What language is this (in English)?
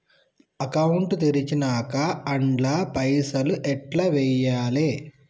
Telugu